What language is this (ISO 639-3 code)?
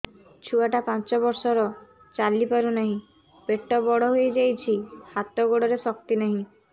ori